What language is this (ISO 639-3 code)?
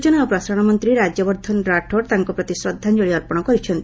ori